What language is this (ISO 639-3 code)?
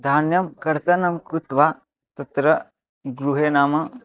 san